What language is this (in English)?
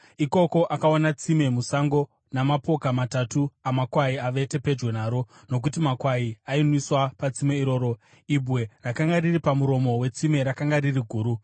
Shona